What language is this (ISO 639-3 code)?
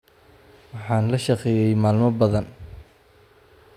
som